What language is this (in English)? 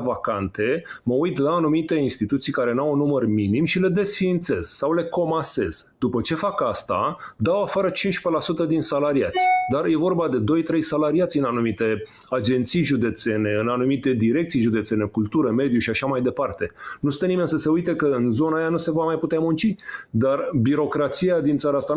Romanian